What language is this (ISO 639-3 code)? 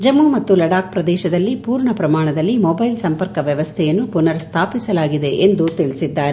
kan